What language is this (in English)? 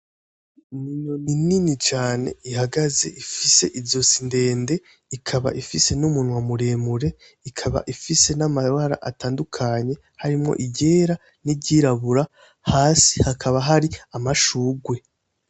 Rundi